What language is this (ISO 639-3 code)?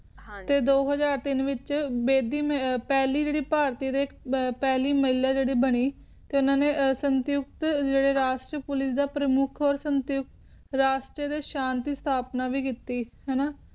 pan